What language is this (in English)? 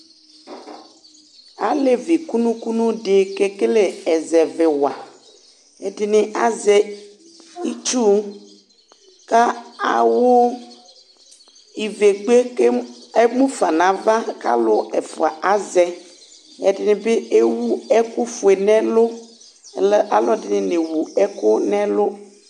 Ikposo